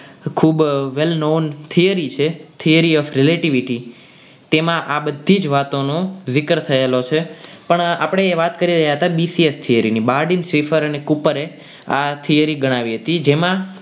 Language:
Gujarati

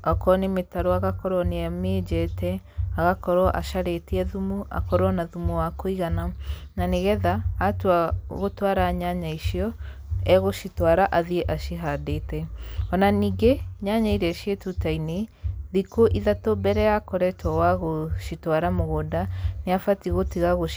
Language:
Kikuyu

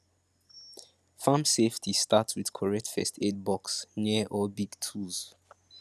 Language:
Nigerian Pidgin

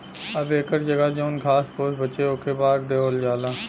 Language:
Bhojpuri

